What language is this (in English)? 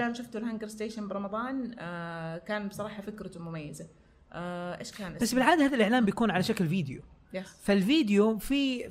Arabic